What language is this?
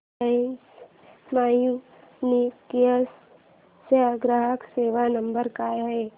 Marathi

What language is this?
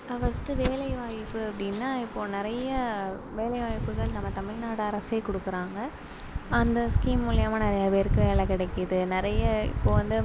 Tamil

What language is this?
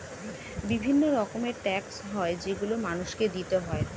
Bangla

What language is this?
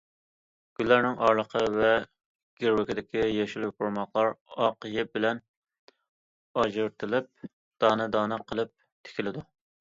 Uyghur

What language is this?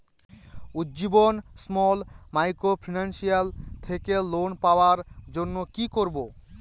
Bangla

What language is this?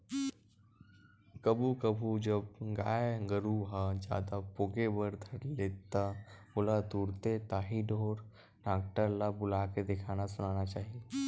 Chhattisgarhi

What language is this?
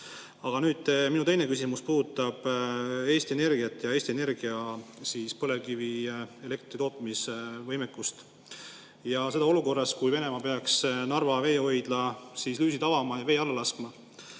Estonian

